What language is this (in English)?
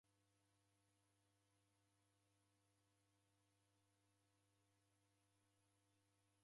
Taita